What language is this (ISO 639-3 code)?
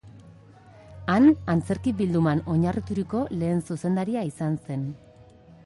eus